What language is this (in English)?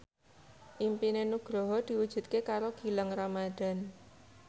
Javanese